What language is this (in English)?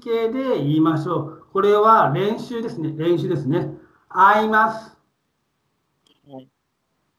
Japanese